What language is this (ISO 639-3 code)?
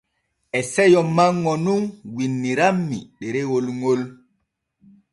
fue